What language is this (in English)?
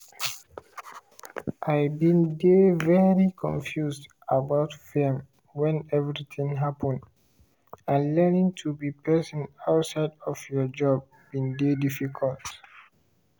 Nigerian Pidgin